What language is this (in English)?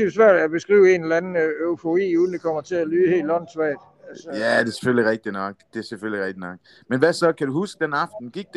Danish